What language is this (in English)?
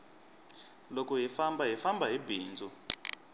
Tsonga